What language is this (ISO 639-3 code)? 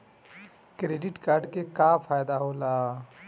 bho